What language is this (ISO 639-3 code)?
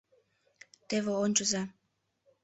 chm